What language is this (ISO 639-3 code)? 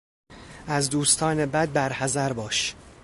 fas